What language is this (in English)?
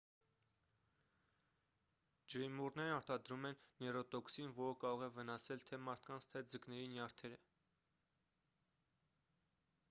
Armenian